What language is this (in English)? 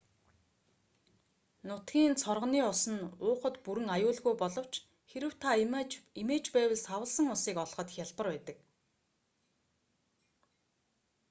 Mongolian